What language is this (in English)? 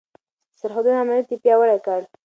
Pashto